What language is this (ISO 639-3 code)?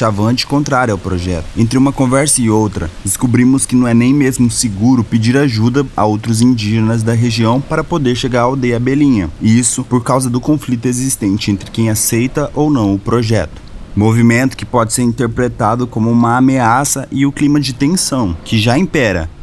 por